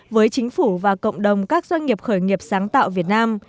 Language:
Vietnamese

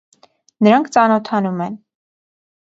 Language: Armenian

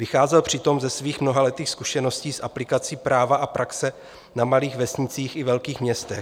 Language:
Czech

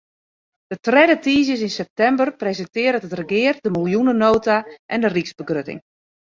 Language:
Western Frisian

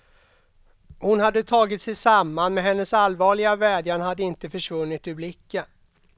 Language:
Swedish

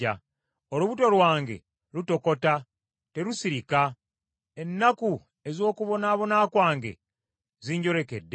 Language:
Ganda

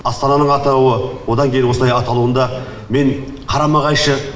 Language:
Kazakh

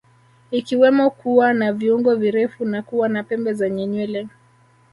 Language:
Swahili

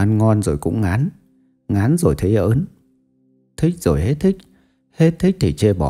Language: Vietnamese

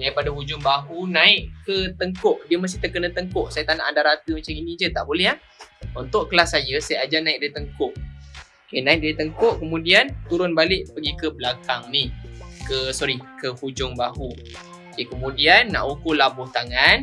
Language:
Malay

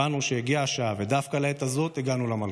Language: Hebrew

